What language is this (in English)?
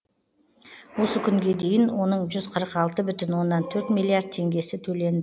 Kazakh